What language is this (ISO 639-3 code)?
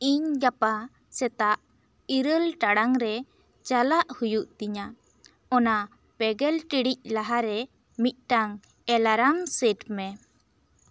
sat